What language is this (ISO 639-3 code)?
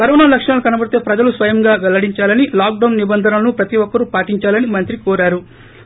tel